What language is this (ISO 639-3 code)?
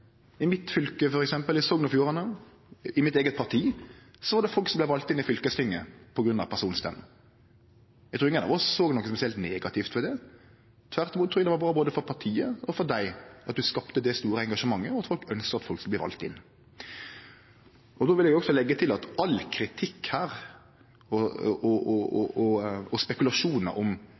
nno